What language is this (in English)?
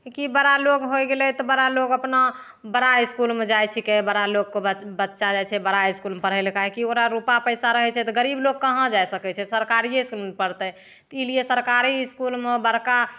Maithili